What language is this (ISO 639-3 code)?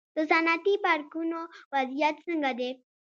pus